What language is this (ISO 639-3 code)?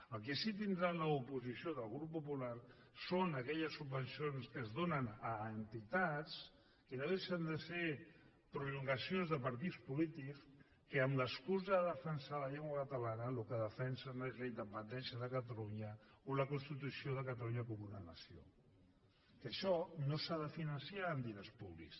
cat